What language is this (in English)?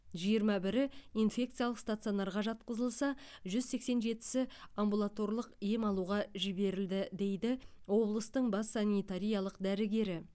Kazakh